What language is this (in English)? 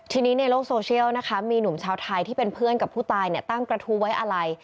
Thai